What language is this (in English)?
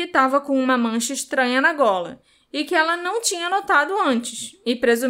Portuguese